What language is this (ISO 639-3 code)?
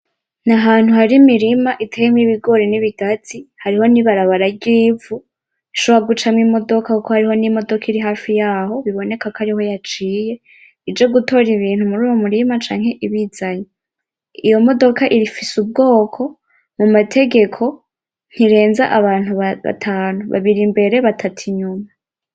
run